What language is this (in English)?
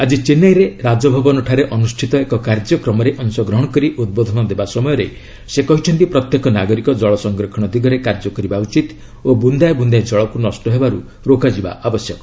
Odia